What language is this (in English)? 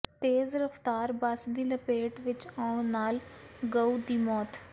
Punjabi